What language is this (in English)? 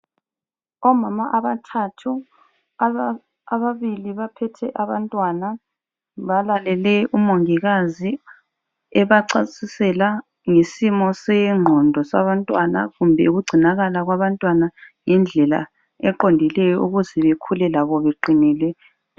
North Ndebele